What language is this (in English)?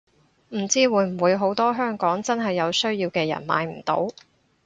Cantonese